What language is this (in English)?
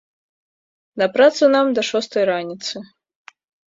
Belarusian